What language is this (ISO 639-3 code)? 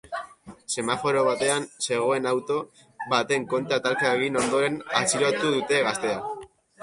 eus